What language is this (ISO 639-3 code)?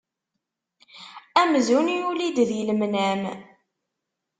kab